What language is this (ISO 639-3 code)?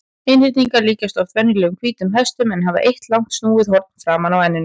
isl